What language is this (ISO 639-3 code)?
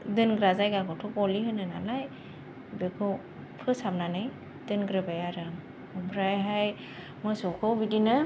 brx